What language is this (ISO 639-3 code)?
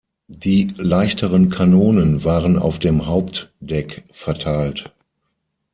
deu